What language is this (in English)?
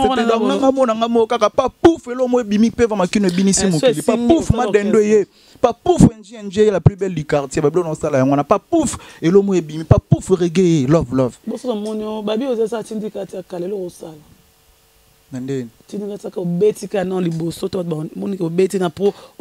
French